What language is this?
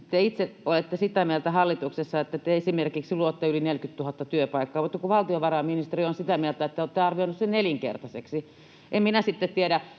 Finnish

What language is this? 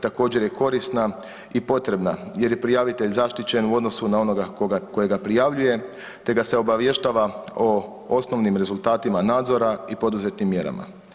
Croatian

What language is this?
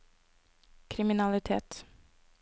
Norwegian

